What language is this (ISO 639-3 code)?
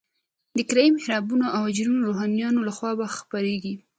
pus